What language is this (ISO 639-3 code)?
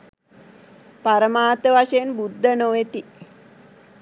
sin